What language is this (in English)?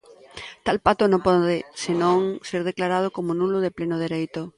Galician